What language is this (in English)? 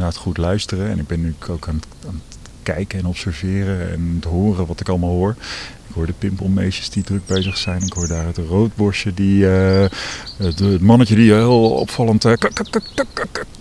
Dutch